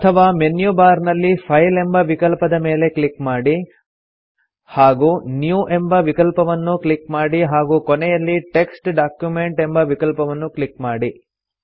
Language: Kannada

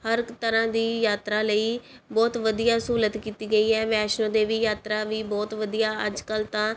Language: Punjabi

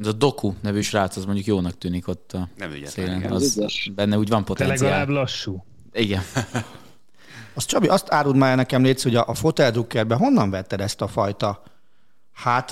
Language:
Hungarian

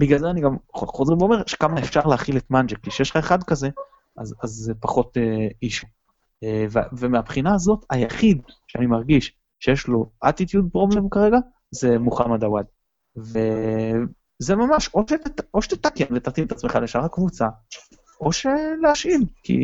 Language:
Hebrew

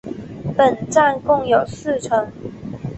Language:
Chinese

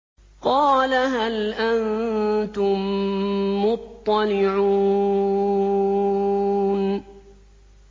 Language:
Arabic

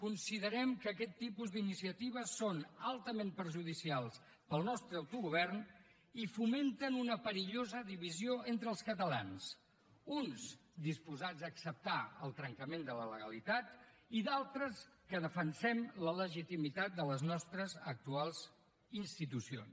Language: Catalan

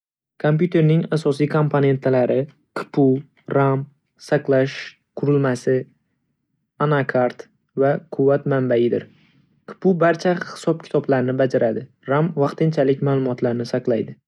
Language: Uzbek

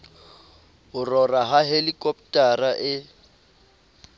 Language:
Southern Sotho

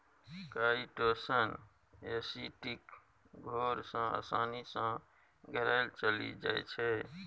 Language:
Maithili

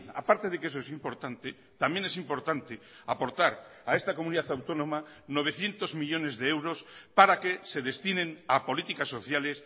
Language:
Spanish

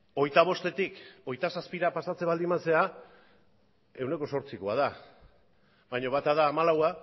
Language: Basque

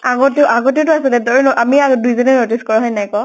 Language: Assamese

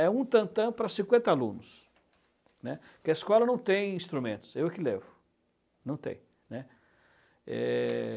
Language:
Portuguese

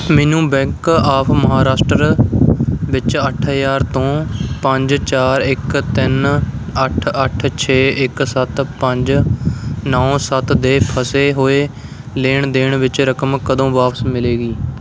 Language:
Punjabi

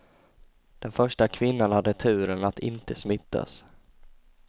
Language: Swedish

